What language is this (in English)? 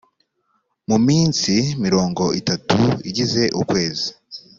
Kinyarwanda